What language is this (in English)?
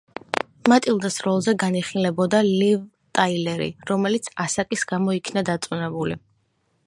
Georgian